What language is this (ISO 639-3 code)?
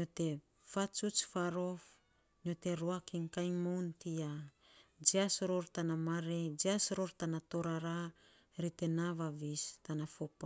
sps